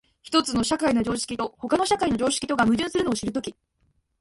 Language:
Japanese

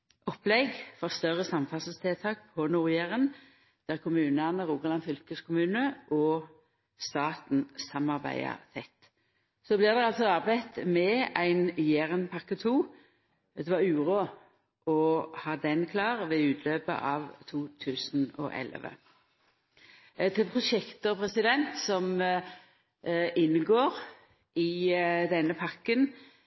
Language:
Norwegian Nynorsk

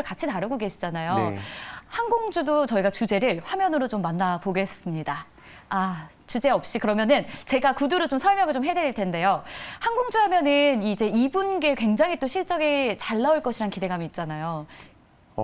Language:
Korean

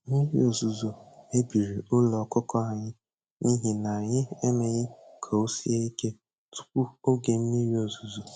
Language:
Igbo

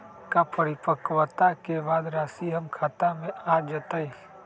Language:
Magahi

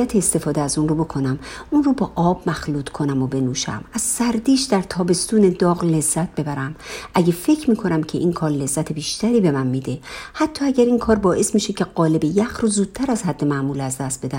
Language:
Persian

